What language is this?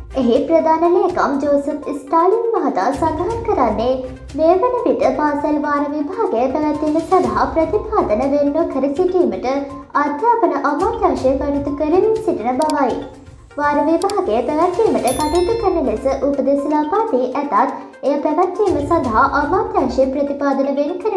Turkish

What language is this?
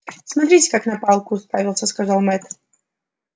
Russian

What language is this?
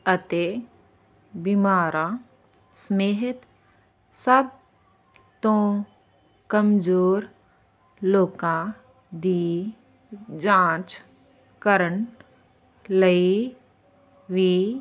Punjabi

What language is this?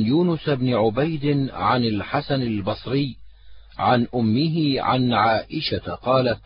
Arabic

